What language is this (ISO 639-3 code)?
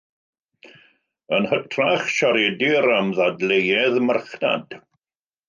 cym